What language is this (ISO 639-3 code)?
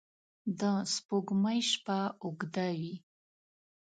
pus